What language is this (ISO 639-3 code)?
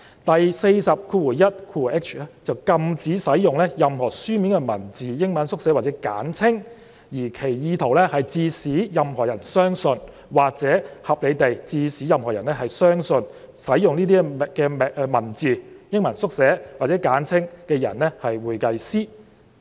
yue